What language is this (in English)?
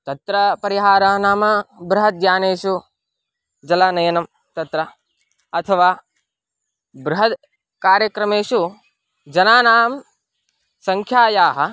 Sanskrit